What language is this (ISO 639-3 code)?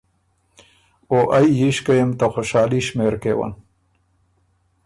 oru